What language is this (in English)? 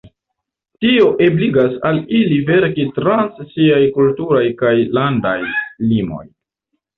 Esperanto